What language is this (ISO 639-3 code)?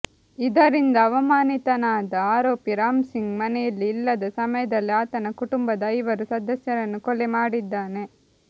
kan